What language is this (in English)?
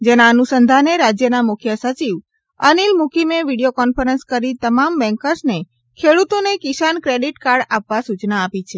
Gujarati